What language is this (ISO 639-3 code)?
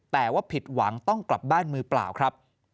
tha